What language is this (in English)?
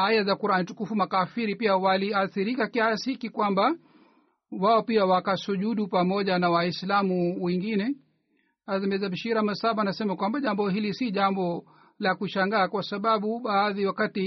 Swahili